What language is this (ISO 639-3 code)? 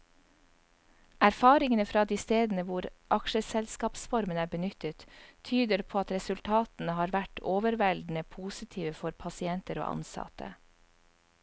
nor